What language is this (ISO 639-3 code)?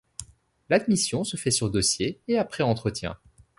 fra